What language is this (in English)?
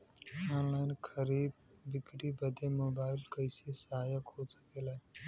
Bhojpuri